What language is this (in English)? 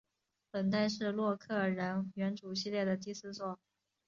Chinese